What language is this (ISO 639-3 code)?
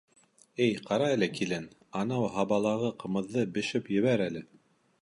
bak